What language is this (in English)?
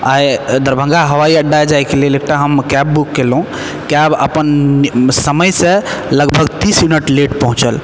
Maithili